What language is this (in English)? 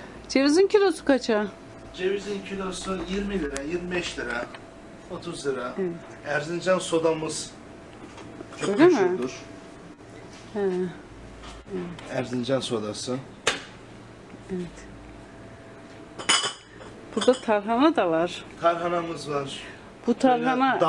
Turkish